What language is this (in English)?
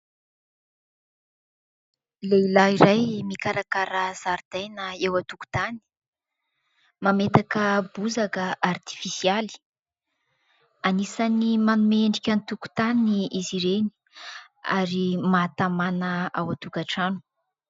Malagasy